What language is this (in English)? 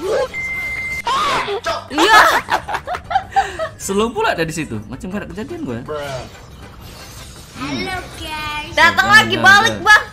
Indonesian